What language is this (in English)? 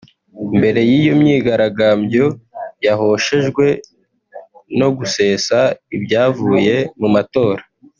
Kinyarwanda